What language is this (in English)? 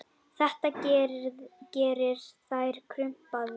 Icelandic